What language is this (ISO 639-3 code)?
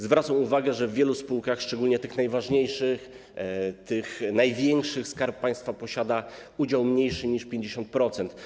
pol